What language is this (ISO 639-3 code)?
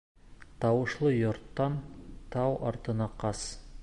bak